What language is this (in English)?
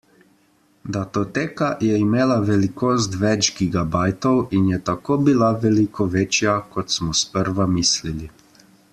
Slovenian